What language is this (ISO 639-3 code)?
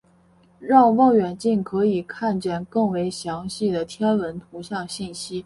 zho